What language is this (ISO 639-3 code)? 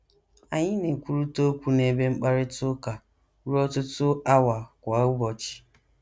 ibo